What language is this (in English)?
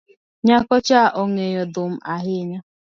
Luo (Kenya and Tanzania)